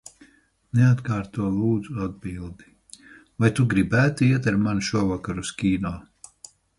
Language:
Latvian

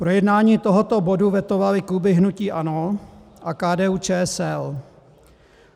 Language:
Czech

